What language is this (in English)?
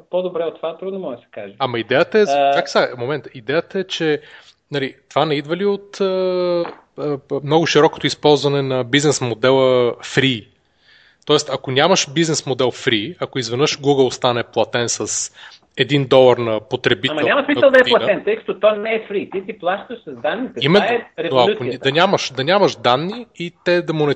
Bulgarian